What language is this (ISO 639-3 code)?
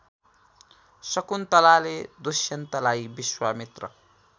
nep